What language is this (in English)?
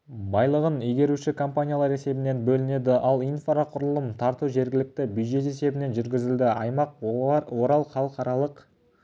Kazakh